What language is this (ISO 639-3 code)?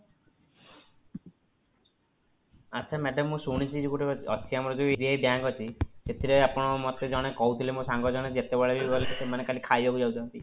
ori